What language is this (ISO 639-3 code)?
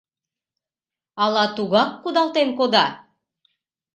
chm